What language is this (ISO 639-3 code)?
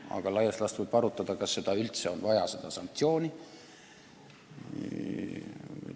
est